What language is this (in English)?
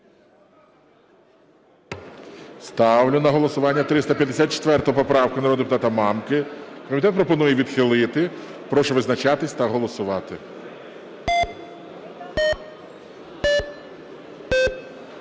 Ukrainian